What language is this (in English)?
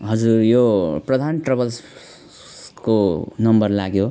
Nepali